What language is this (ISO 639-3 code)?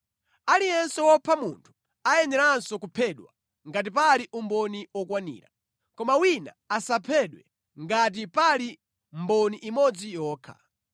nya